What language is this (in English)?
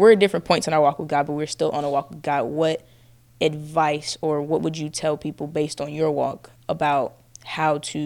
English